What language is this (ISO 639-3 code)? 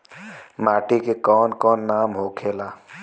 bho